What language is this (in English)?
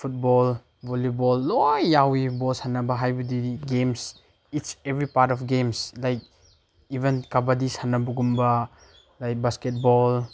Manipuri